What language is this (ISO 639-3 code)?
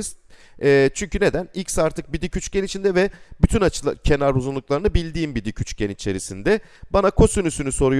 tur